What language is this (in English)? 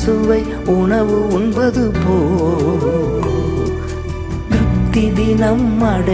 Urdu